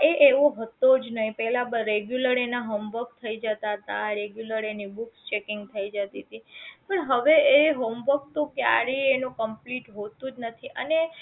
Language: Gujarati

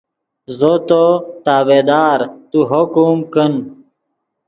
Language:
Yidgha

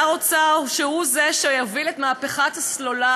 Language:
Hebrew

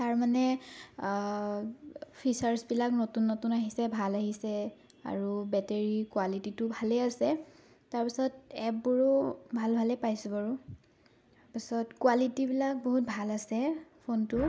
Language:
Assamese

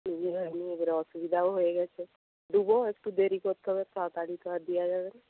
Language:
Bangla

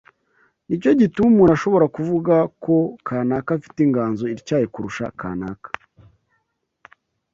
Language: Kinyarwanda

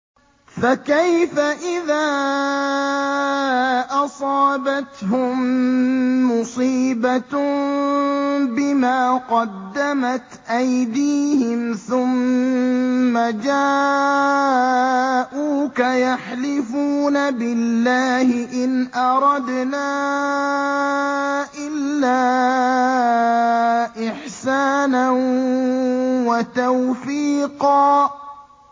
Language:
Arabic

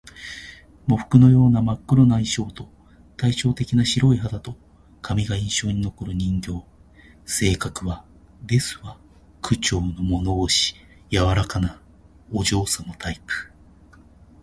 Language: Japanese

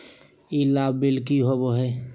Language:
Magahi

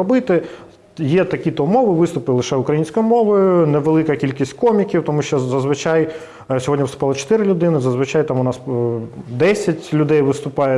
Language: Ukrainian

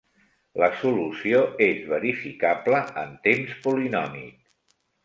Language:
Catalan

